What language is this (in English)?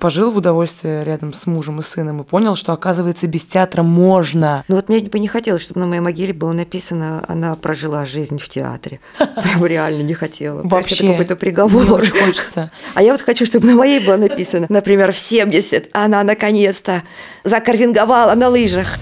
Russian